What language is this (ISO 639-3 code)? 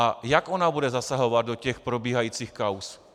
ces